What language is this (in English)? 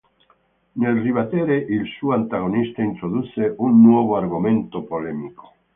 Italian